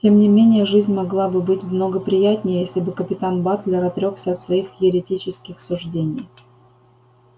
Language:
Russian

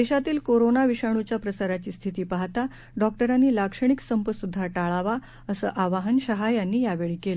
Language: Marathi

